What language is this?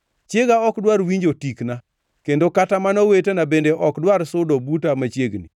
Luo (Kenya and Tanzania)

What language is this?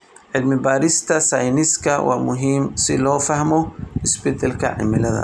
Somali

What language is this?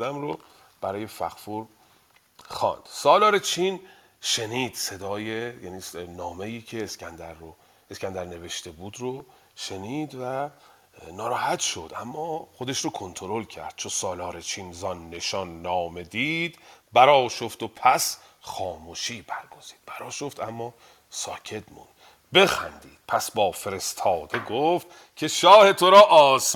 Persian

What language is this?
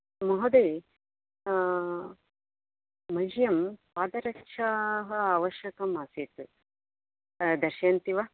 Sanskrit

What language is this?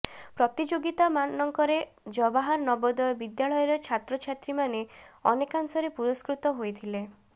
Odia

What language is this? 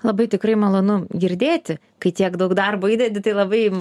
Lithuanian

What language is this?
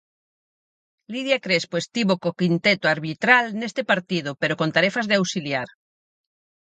Galician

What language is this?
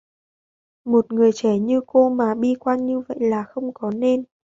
Vietnamese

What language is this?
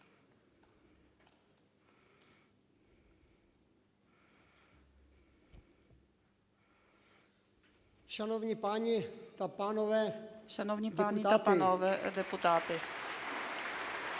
Ukrainian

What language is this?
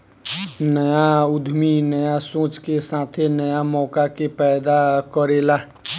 Bhojpuri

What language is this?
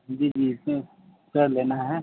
Urdu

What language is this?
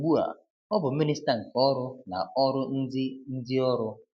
Igbo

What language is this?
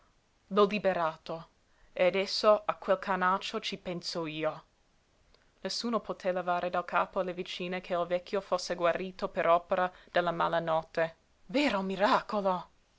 Italian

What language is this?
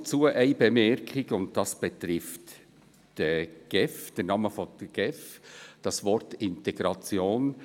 Swiss German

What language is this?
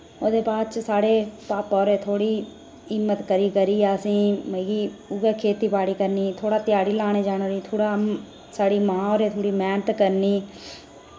Dogri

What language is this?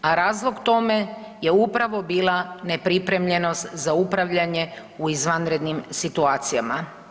Croatian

